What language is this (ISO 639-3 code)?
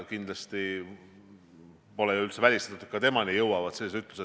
est